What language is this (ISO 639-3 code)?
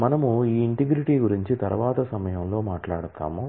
tel